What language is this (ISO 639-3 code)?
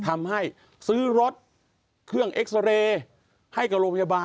tha